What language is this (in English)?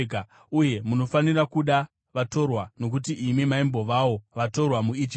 Shona